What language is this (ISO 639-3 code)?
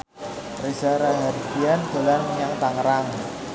jav